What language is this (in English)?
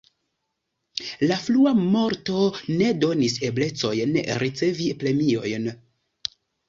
Esperanto